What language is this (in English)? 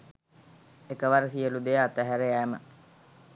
Sinhala